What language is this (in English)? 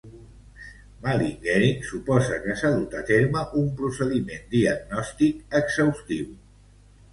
Catalan